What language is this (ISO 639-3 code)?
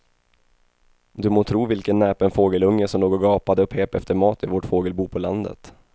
swe